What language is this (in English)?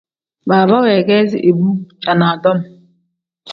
Tem